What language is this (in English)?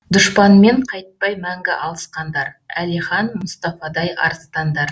Kazakh